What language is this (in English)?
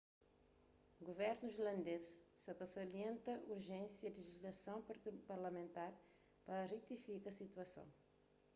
Kabuverdianu